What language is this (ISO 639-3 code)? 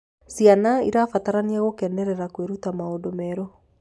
kik